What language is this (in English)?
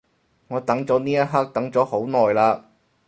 Cantonese